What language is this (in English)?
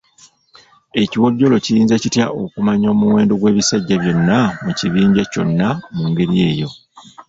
Ganda